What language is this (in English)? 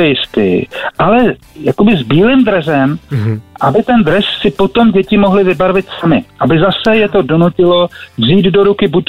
Czech